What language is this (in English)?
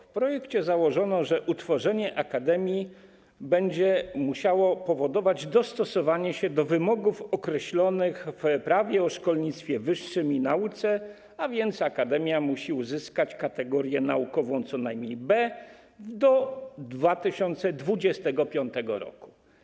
Polish